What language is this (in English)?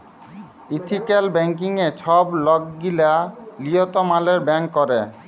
Bangla